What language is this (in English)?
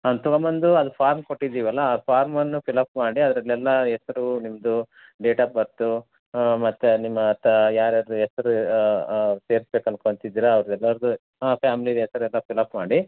Kannada